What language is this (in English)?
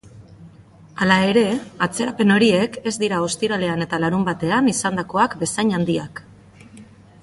Basque